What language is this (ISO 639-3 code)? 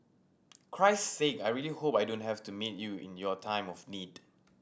eng